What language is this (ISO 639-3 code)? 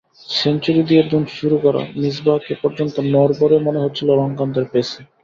ben